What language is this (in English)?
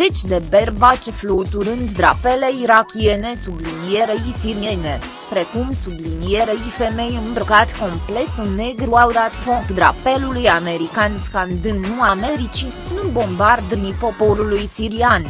Romanian